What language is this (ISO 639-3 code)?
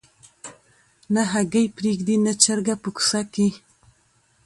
pus